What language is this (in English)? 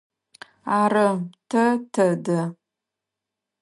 Adyghe